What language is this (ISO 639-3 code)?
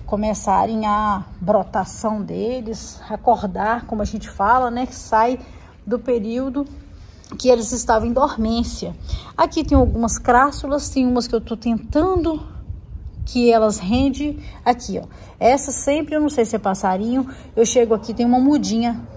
por